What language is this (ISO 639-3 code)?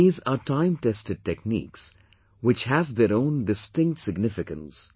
eng